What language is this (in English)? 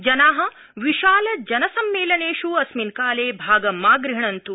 Sanskrit